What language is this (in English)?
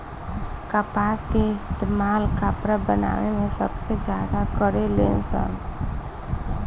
Bhojpuri